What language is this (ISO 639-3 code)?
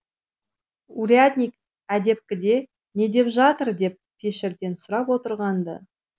kaz